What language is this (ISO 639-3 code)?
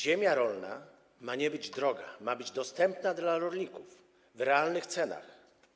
pol